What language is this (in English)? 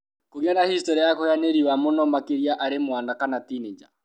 Kikuyu